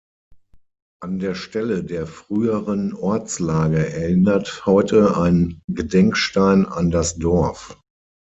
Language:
German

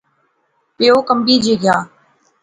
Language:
Pahari-Potwari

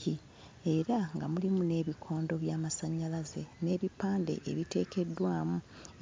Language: Ganda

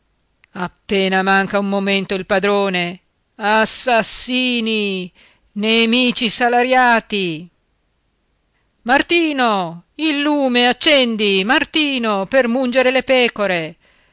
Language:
Italian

